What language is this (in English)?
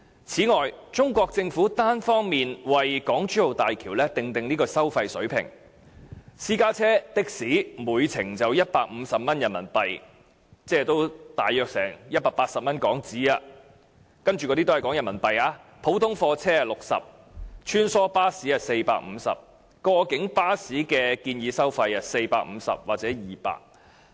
Cantonese